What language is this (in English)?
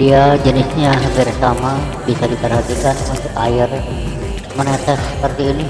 Indonesian